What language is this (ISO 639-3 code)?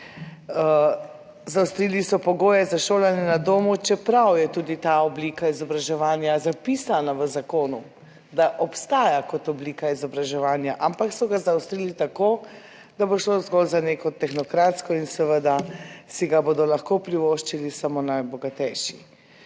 slv